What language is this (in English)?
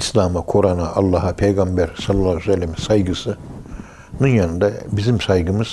Turkish